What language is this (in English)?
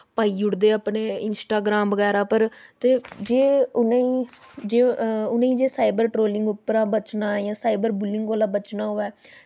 Dogri